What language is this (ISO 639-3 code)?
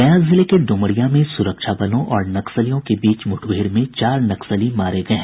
hin